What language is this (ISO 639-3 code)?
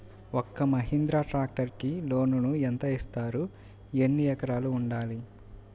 tel